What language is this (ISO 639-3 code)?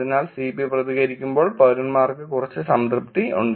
mal